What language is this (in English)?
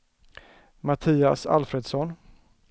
Swedish